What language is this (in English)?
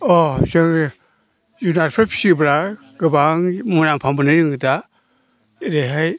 Bodo